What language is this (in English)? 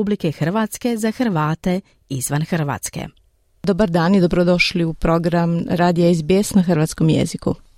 Croatian